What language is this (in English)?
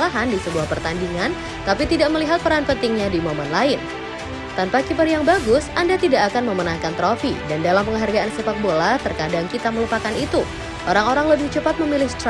Indonesian